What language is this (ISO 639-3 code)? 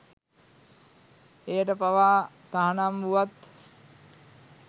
sin